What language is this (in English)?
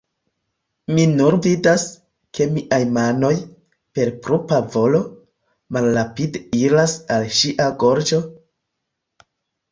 Esperanto